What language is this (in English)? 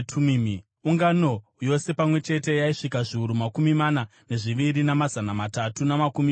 Shona